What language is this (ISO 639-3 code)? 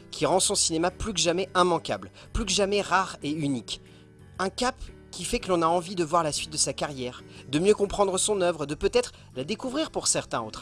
fra